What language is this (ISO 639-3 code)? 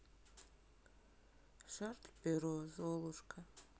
rus